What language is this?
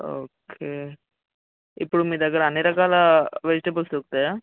Telugu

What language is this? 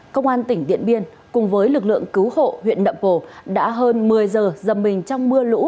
Vietnamese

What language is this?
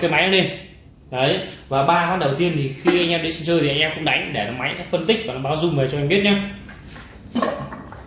Vietnamese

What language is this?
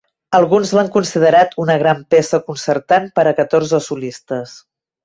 Catalan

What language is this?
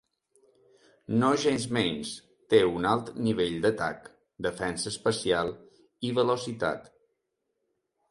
Catalan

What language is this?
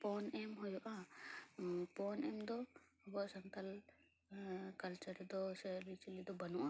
Santali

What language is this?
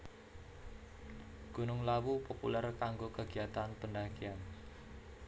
Javanese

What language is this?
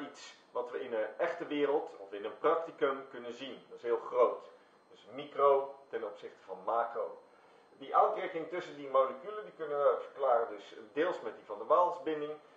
Dutch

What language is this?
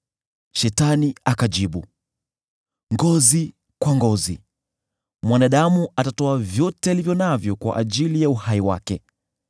Swahili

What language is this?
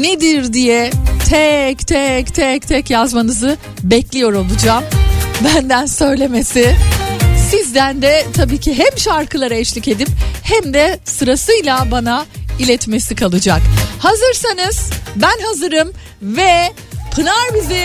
Turkish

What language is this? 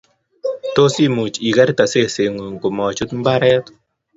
Kalenjin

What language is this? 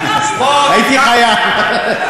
Hebrew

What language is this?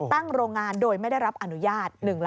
Thai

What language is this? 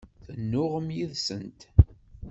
Kabyle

